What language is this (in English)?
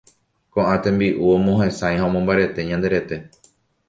Guarani